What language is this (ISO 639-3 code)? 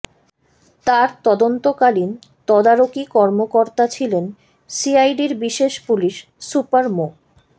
ben